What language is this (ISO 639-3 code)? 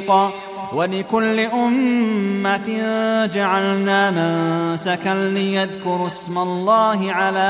ara